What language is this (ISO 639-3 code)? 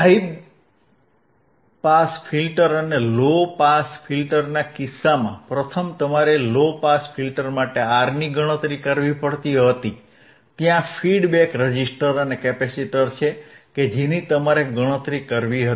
guj